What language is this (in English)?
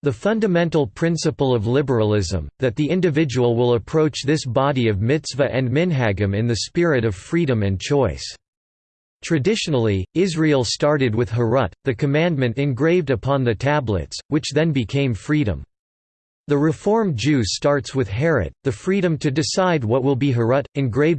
English